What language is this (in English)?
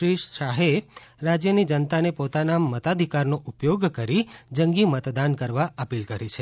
Gujarati